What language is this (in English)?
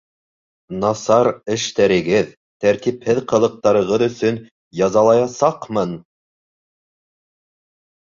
Bashkir